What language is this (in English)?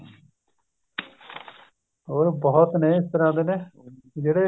Punjabi